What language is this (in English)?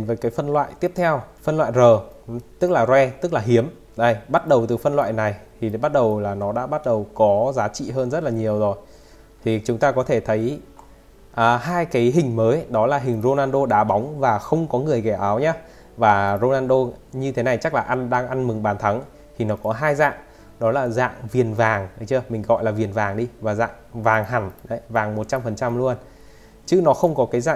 Vietnamese